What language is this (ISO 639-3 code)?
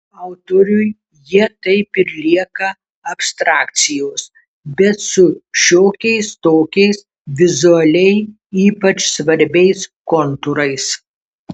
lit